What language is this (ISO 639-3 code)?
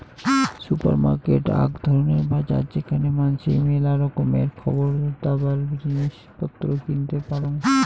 ben